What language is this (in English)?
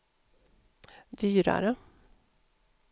Swedish